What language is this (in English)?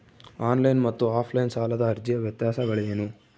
Kannada